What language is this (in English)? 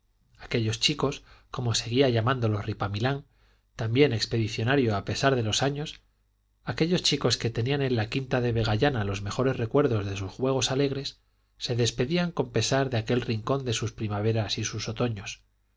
Spanish